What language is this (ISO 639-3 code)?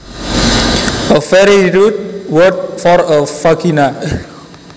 jav